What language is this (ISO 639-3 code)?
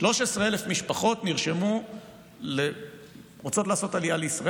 heb